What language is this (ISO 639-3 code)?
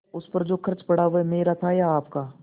hin